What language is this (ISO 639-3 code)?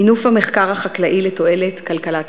heb